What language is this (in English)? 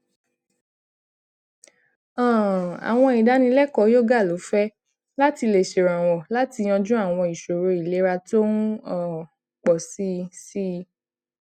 Yoruba